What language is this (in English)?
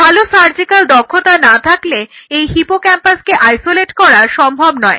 Bangla